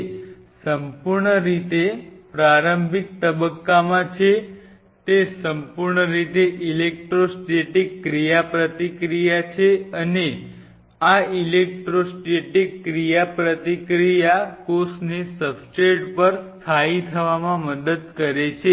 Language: Gujarati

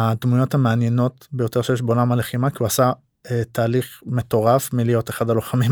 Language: Hebrew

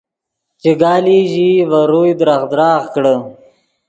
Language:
Yidgha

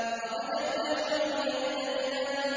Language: Arabic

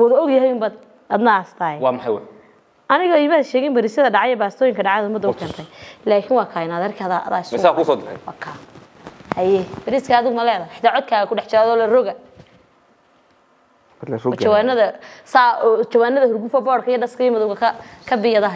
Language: Arabic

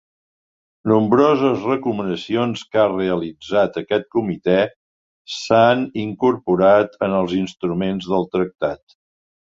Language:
Catalan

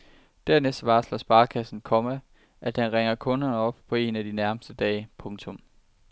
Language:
Danish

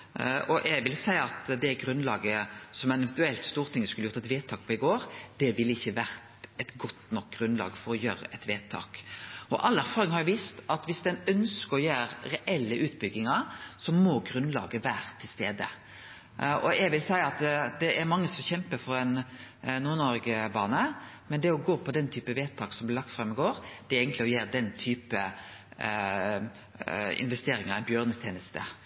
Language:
Norwegian Nynorsk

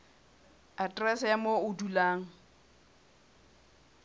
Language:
Southern Sotho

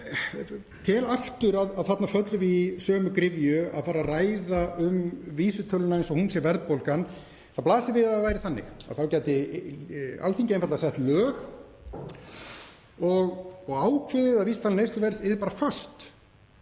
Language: Icelandic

